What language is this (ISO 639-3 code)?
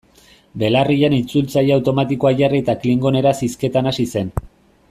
eus